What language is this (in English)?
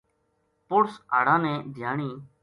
Gujari